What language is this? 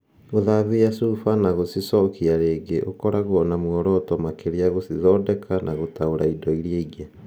Kikuyu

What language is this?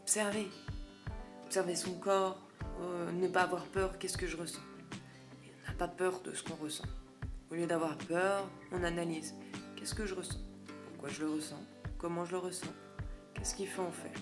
French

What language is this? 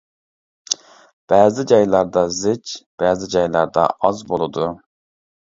Uyghur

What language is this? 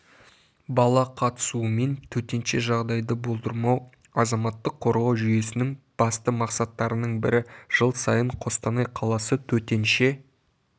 Kazakh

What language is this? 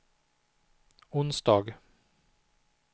Swedish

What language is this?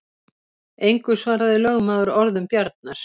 Icelandic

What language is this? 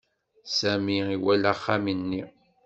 Kabyle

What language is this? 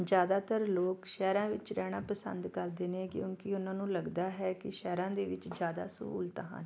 Punjabi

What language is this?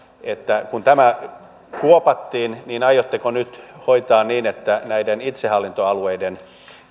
Finnish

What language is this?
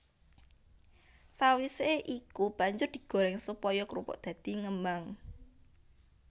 Javanese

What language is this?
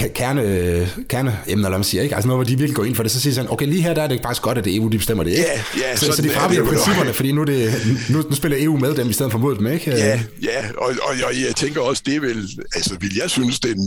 Danish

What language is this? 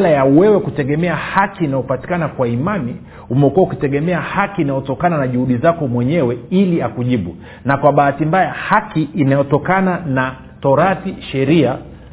Swahili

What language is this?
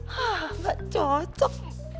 Indonesian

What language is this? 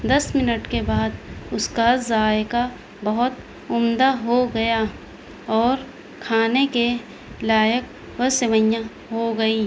Urdu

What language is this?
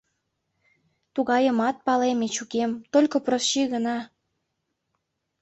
Mari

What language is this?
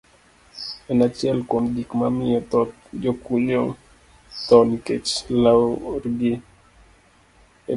Luo (Kenya and Tanzania)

